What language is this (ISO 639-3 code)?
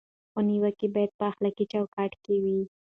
pus